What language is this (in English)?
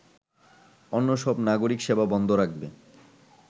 Bangla